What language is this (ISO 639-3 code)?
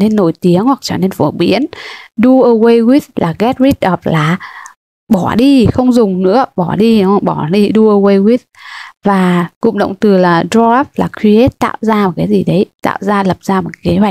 vie